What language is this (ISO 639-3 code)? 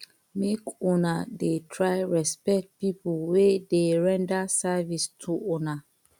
pcm